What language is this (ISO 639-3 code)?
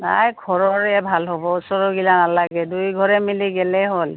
asm